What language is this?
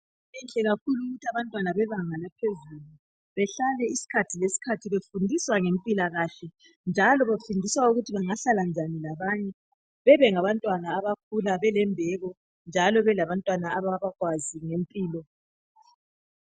North Ndebele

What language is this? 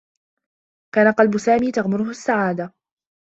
Arabic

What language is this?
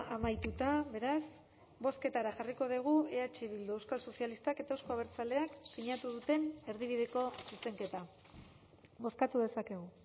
Basque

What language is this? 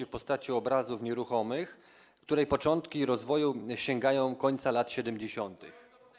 Polish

